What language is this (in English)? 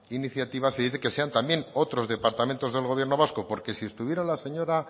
Spanish